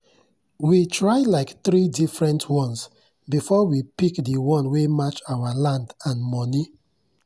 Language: Nigerian Pidgin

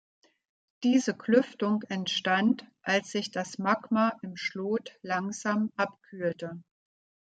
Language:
German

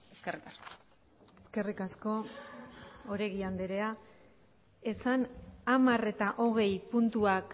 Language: Basque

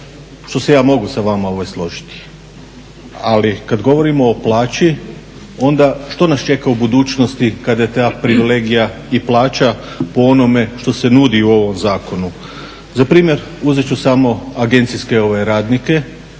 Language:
Croatian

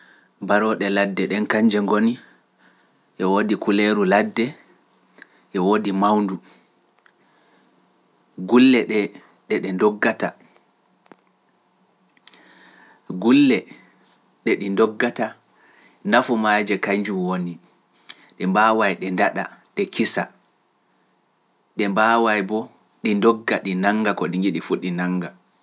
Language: Pular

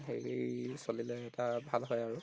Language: Assamese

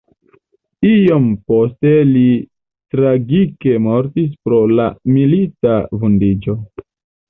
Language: Esperanto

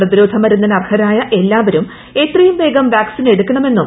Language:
Malayalam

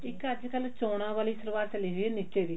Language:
Punjabi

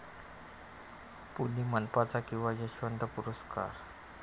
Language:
Marathi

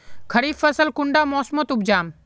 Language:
Magahi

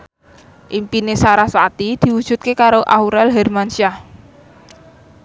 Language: Javanese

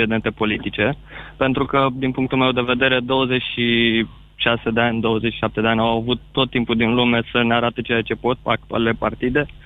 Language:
Romanian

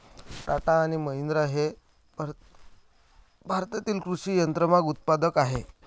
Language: Marathi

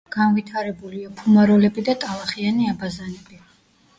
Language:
Georgian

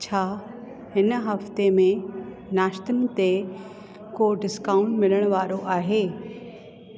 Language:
Sindhi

